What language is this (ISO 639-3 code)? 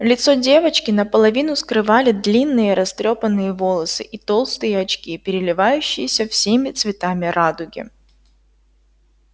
rus